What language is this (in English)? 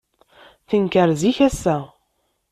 Kabyle